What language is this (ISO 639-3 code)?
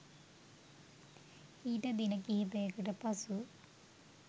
sin